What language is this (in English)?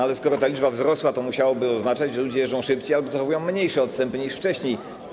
Polish